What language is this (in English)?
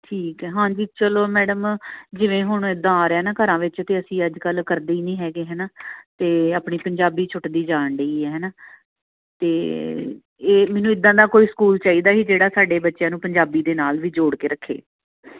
Punjabi